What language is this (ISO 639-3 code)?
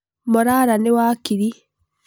kik